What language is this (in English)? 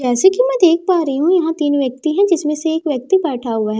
Hindi